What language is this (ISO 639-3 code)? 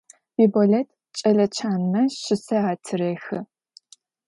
ady